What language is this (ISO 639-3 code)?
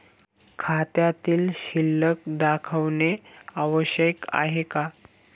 mar